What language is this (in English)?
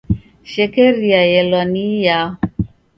Taita